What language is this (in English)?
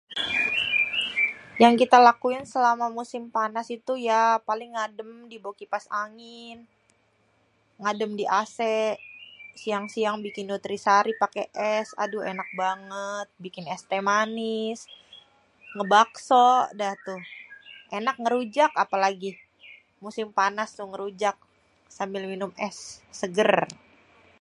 Betawi